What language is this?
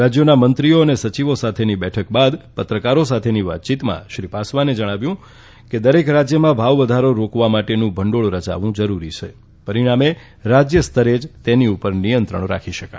Gujarati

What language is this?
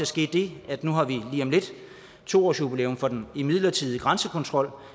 Danish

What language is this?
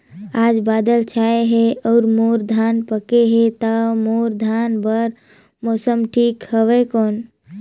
Chhattisgarhi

